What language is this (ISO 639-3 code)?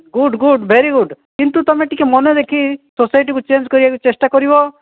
ori